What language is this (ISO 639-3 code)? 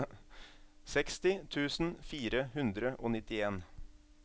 nor